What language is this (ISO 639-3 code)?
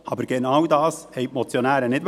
gsw